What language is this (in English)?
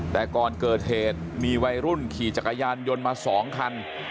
Thai